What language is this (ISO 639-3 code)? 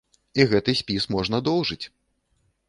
bel